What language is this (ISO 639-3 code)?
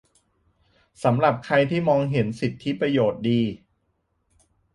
tha